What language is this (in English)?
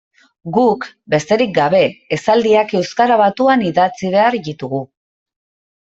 Basque